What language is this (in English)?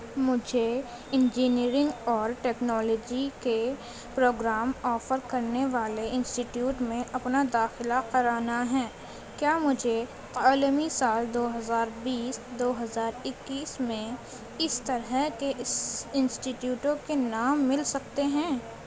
Urdu